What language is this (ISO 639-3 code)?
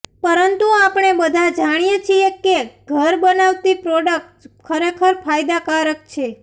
guj